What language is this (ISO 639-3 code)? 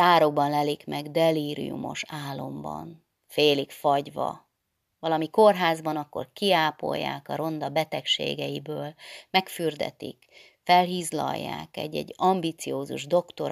hun